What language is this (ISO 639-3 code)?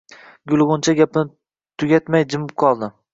uzb